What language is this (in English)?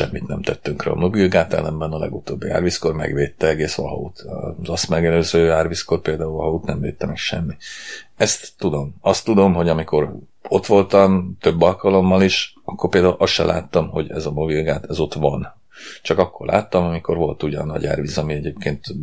Hungarian